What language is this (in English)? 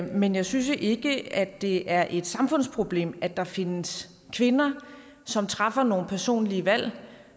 Danish